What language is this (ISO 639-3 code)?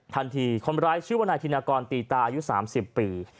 tha